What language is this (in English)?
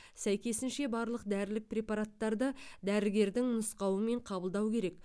Kazakh